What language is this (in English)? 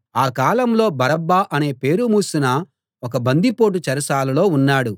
Telugu